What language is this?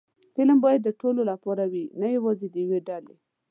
Pashto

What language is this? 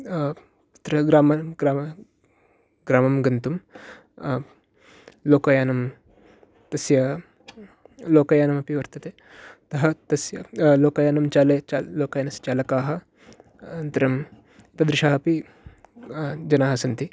Sanskrit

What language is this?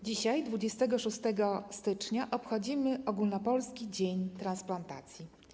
Polish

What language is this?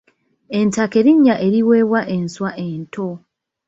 Ganda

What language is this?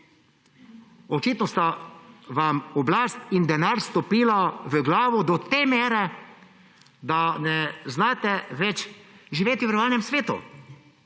Slovenian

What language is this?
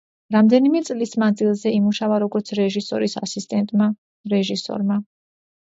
Georgian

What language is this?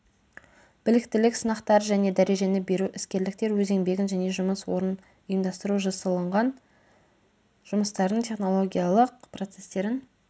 Kazakh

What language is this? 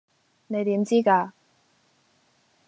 Cantonese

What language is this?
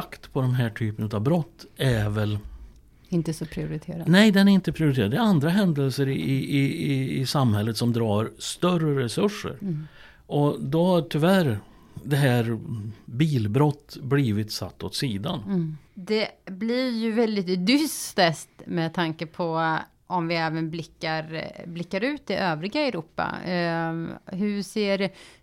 Swedish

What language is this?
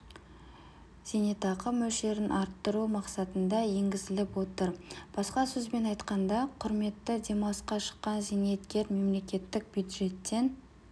Kazakh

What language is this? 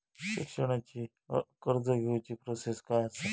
Marathi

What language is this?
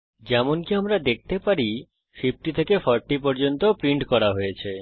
Bangla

